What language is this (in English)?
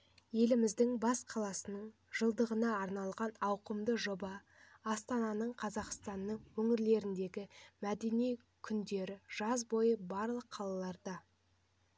Kazakh